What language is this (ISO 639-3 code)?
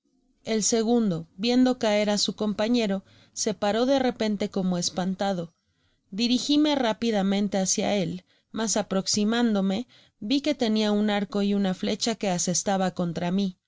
spa